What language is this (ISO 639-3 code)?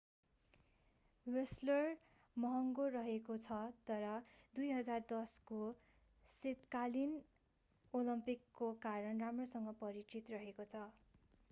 nep